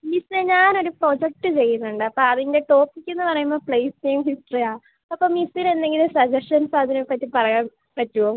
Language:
Malayalam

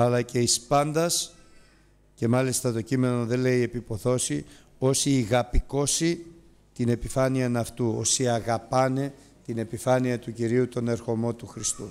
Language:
Greek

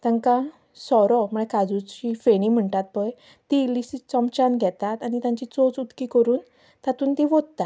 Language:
Konkani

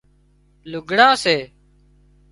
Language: Wadiyara Koli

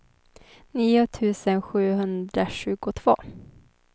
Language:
Swedish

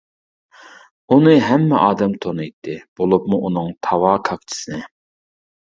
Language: Uyghur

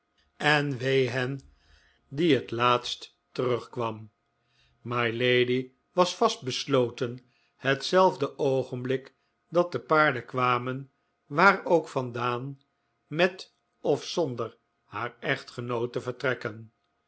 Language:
Dutch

